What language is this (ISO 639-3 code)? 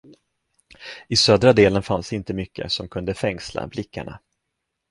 swe